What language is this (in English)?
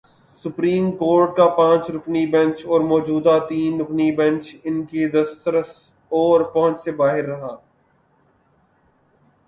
Urdu